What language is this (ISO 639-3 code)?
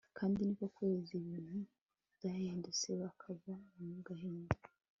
kin